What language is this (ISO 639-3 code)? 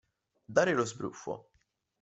ita